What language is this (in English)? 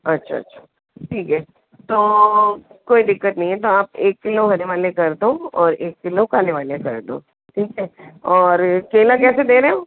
Hindi